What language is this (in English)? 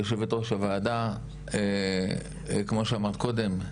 Hebrew